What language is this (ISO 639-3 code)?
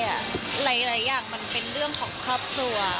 tha